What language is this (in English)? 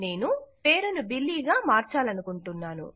Telugu